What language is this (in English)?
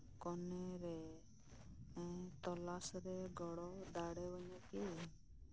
Santali